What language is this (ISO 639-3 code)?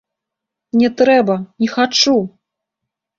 bel